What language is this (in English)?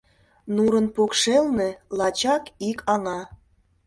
Mari